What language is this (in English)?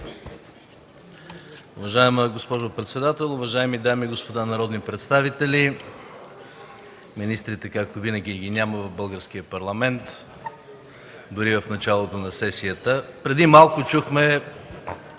Bulgarian